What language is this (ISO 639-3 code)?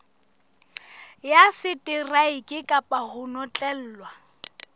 sot